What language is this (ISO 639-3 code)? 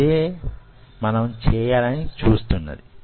tel